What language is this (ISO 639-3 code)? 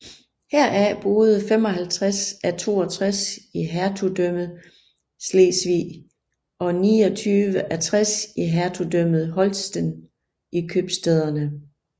dan